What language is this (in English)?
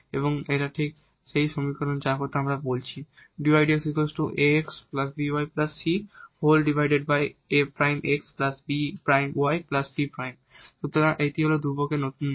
Bangla